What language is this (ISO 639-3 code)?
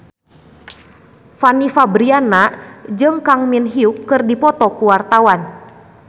sun